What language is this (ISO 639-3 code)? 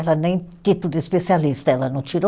por